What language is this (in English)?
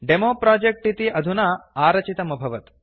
Sanskrit